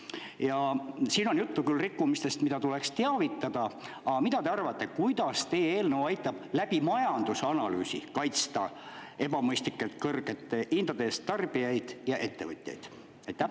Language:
Estonian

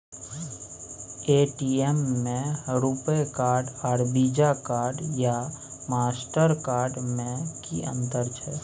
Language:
Maithili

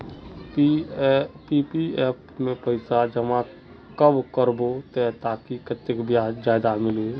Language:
Magahi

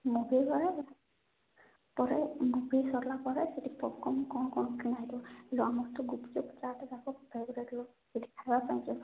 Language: Odia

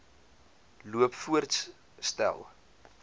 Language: Afrikaans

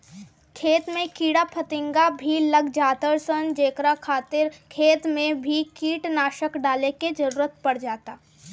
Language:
Bhojpuri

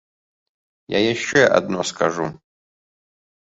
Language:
Belarusian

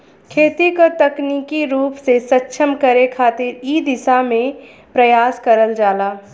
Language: Bhojpuri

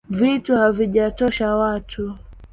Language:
Swahili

